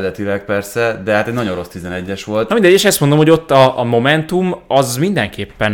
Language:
Hungarian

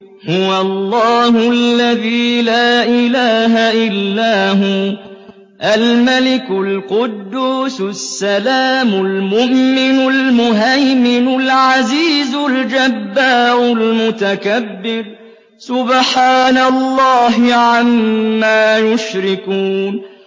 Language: Arabic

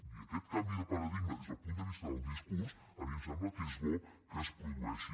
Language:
Catalan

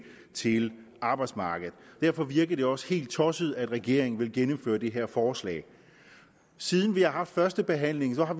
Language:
Danish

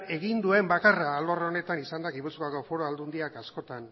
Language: Basque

